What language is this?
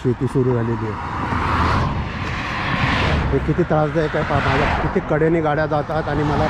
Marathi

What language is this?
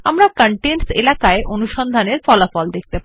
Bangla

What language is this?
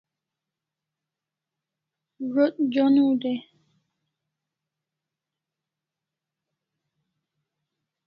Kalasha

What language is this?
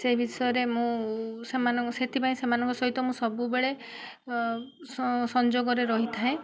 Odia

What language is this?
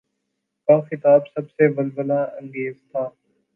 Urdu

